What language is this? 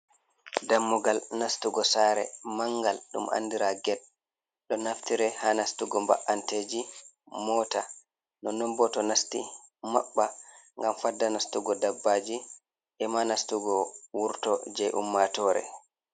Fula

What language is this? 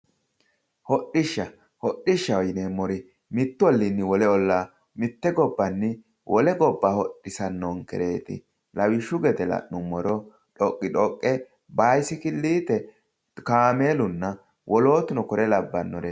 Sidamo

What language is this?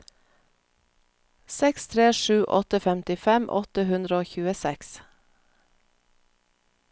Norwegian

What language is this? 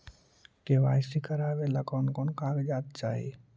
Magahi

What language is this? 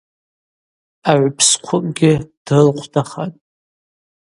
Abaza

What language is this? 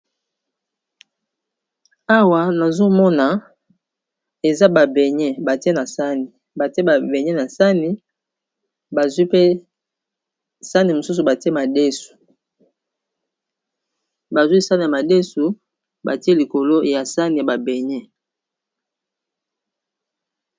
Lingala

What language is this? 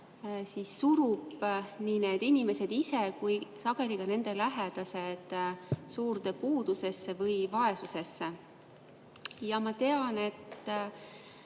Estonian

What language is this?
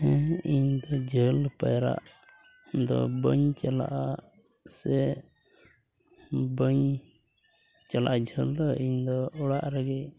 Santali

